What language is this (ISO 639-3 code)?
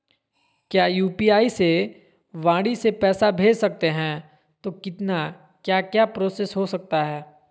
mag